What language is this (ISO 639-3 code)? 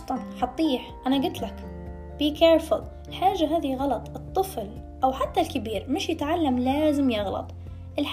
ara